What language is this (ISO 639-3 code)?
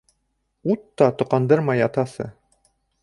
bak